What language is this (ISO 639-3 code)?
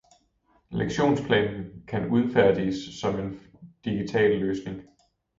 dan